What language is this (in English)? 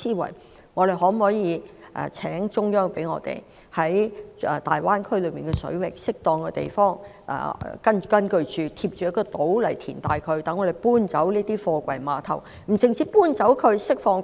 Cantonese